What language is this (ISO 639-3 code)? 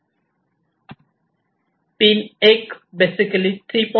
mar